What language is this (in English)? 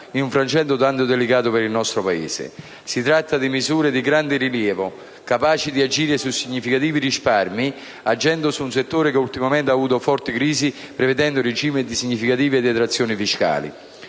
Italian